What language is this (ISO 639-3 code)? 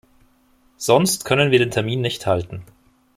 deu